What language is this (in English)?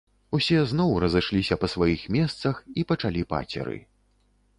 Belarusian